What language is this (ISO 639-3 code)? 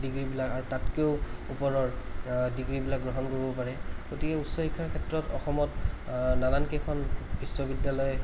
asm